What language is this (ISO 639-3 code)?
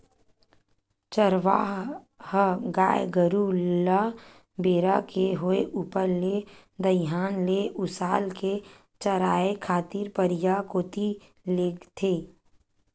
hne